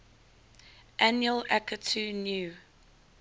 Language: English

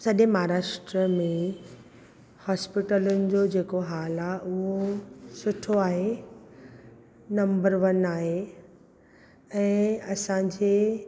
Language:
Sindhi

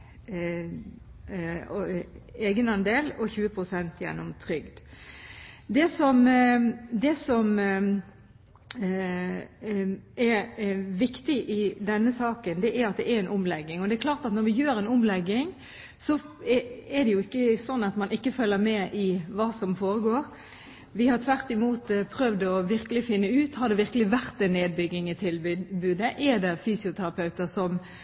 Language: Norwegian Bokmål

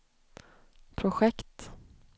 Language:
Swedish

